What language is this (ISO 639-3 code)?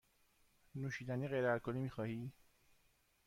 fas